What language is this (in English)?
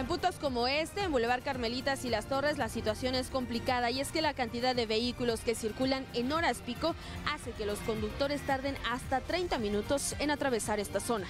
Spanish